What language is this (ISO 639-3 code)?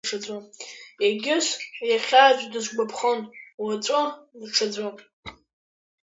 abk